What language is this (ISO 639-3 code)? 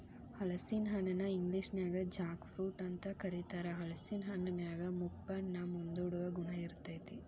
kan